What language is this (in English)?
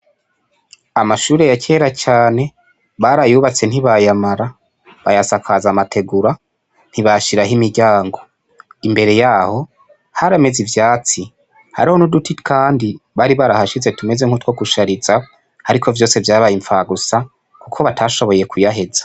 Rundi